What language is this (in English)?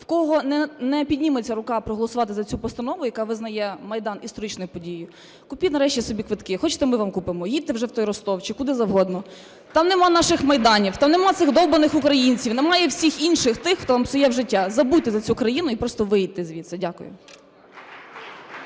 Ukrainian